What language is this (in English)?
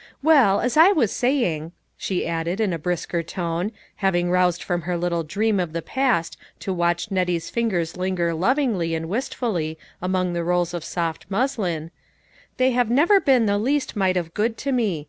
English